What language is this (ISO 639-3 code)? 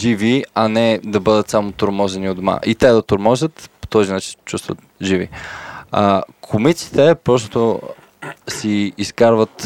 bul